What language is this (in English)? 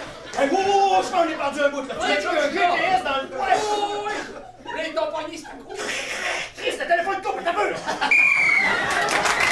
French